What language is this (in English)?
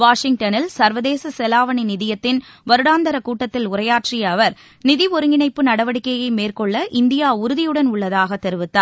Tamil